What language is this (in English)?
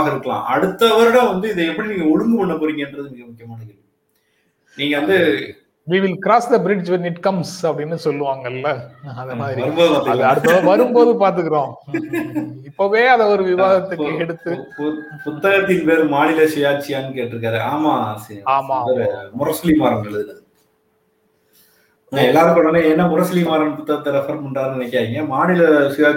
Tamil